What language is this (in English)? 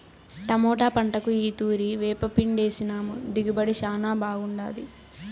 Telugu